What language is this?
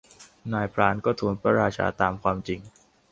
Thai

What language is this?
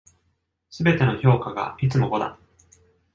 Japanese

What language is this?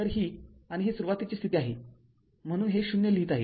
Marathi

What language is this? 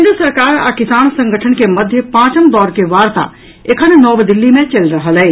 Maithili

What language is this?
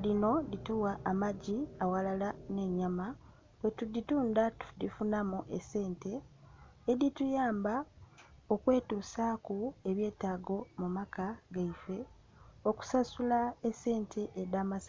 Soga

